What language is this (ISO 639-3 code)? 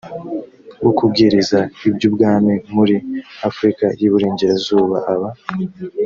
kin